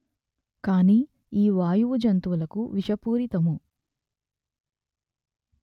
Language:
Telugu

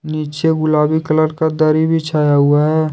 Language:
Hindi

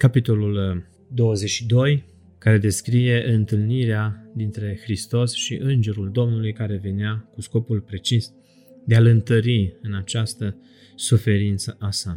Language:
Romanian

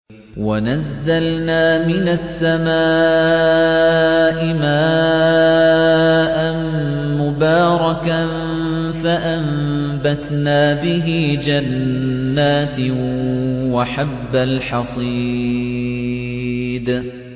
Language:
Arabic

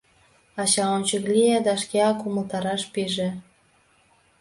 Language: Mari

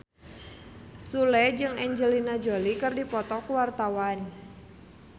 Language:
Sundanese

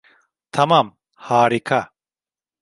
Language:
Turkish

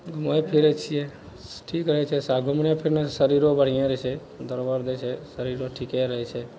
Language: Maithili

